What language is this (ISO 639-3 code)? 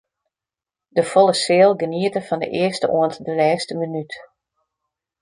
fry